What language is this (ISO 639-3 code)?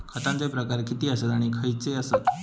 mar